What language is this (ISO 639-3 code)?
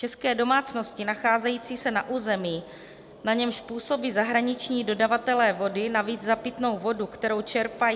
ces